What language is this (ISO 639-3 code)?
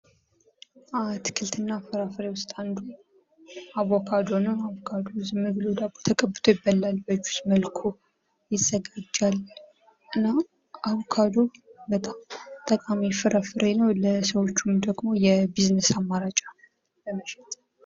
amh